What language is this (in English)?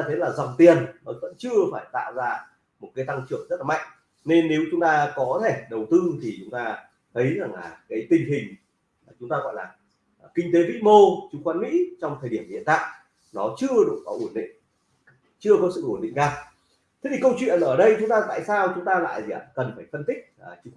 Vietnamese